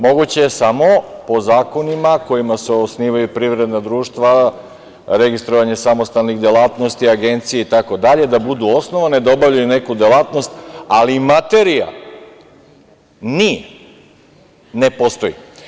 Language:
Serbian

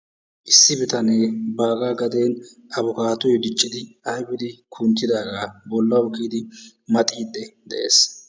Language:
Wolaytta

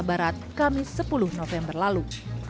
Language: Indonesian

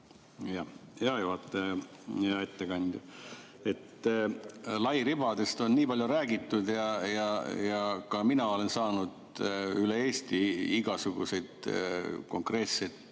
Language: Estonian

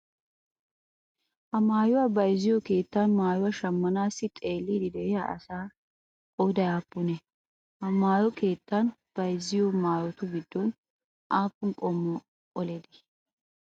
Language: Wolaytta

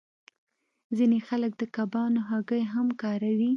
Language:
Pashto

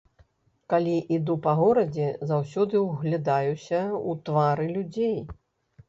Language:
Belarusian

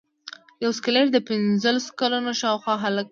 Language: Pashto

